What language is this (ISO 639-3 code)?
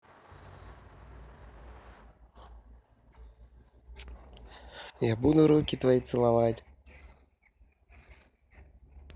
rus